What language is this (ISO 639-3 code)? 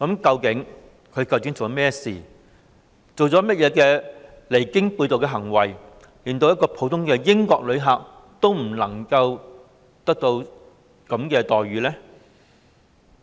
yue